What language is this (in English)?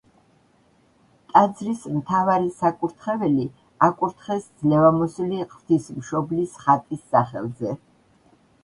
Georgian